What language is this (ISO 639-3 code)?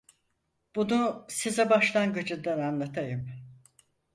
tur